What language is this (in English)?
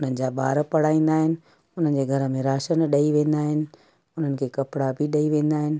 Sindhi